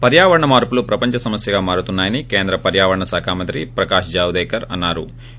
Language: Telugu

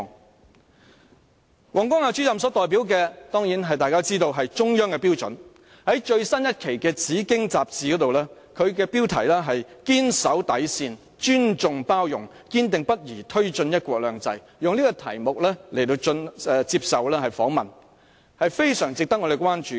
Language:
Cantonese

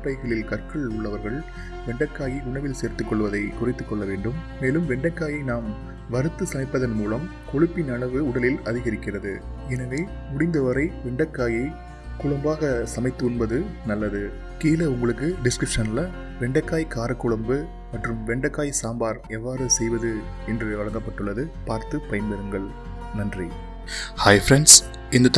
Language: Tamil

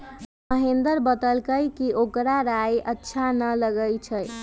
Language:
Magahi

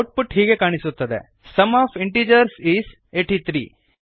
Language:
Kannada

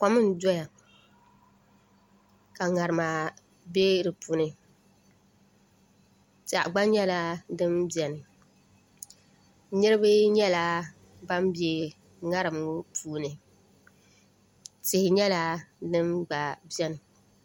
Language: Dagbani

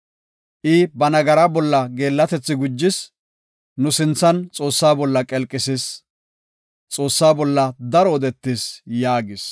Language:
Gofa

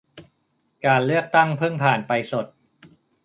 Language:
Thai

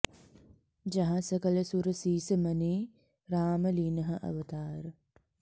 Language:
Sanskrit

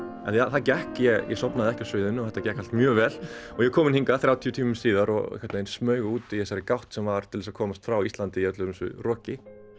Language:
Icelandic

